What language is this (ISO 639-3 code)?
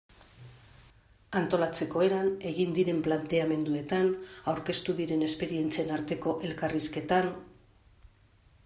eus